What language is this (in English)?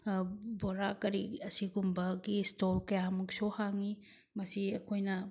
Manipuri